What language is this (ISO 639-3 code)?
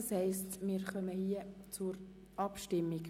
gsw